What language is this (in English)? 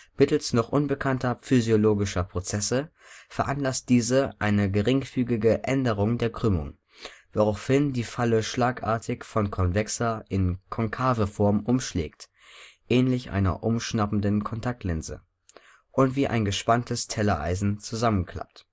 German